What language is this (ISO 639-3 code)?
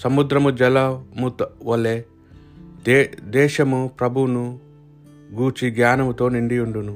tel